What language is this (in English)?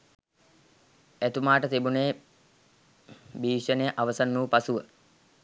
Sinhala